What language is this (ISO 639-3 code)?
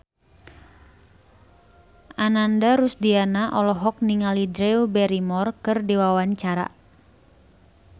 sun